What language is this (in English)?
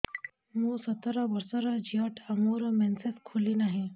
Odia